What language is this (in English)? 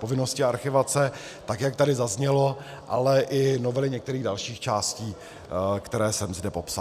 Czech